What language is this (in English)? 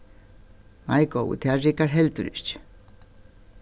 Faroese